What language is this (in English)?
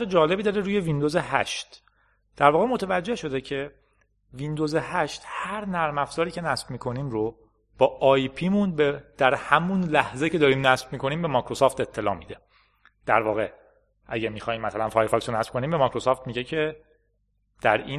Persian